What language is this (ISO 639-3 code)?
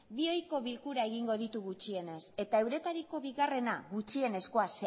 eus